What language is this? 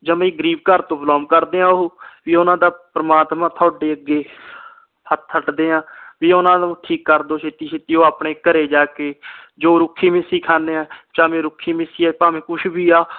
Punjabi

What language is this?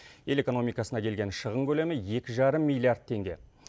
Kazakh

